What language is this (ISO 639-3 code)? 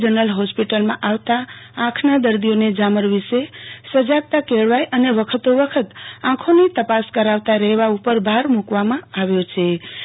guj